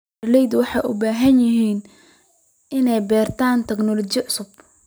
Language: Somali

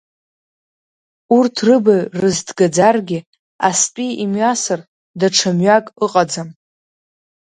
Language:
Abkhazian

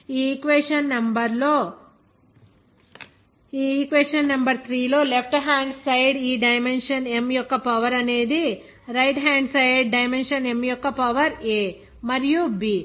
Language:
Telugu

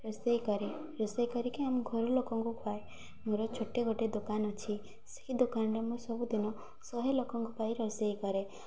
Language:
Odia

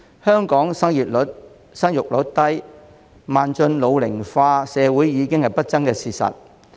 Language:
Cantonese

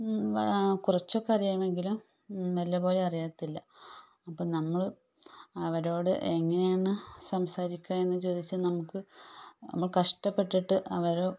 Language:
Malayalam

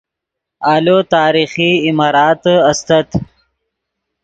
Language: Yidgha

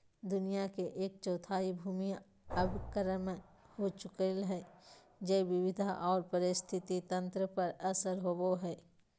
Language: Magahi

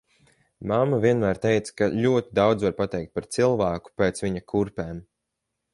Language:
Latvian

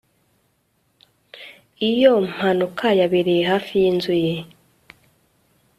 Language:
Kinyarwanda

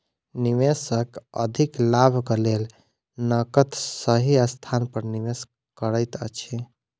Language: Maithili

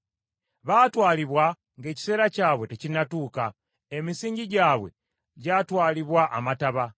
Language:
Ganda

